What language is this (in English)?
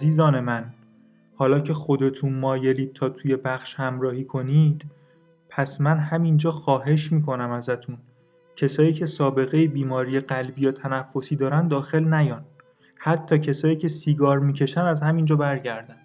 Persian